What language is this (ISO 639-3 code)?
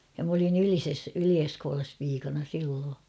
fin